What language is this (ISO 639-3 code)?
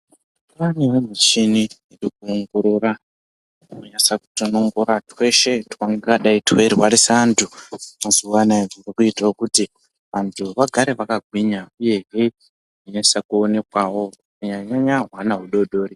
ndc